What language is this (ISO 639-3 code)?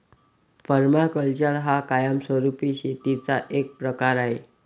mar